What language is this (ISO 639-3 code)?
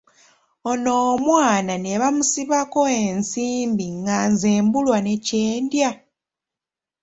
lug